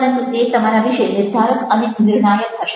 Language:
Gujarati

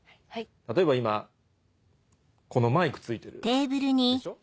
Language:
Japanese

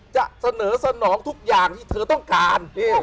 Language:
Thai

